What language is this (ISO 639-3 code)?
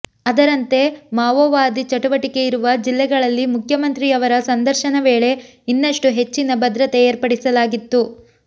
kan